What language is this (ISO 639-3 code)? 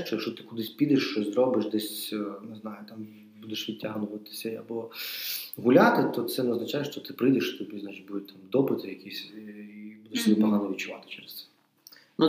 ukr